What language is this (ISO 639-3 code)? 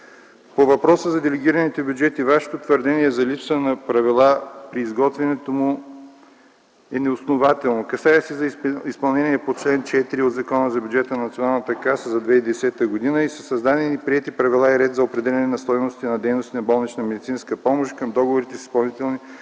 bul